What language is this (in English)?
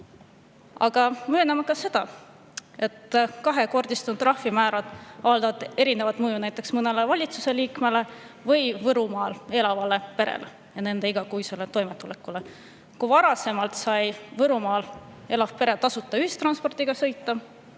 Estonian